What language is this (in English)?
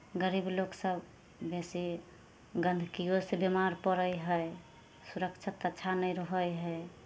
Maithili